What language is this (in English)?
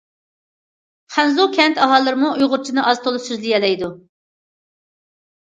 Uyghur